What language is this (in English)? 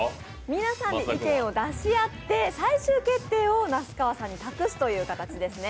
Japanese